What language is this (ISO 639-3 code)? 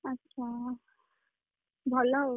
ori